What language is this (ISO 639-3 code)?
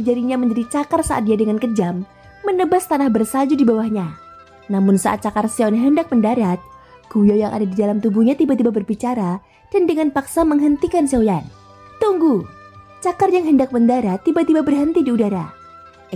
ind